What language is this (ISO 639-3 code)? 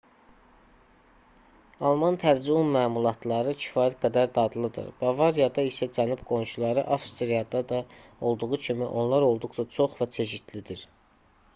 aze